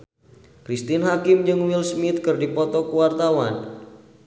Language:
Sundanese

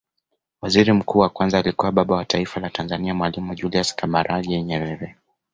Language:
Swahili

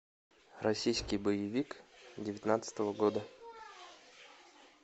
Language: Russian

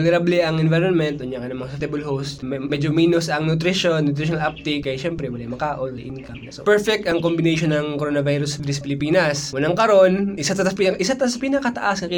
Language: Filipino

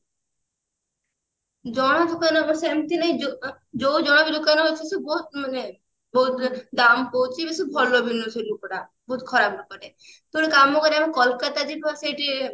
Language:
Odia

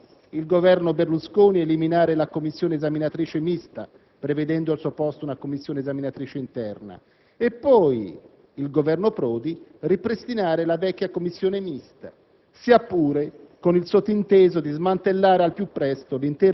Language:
Italian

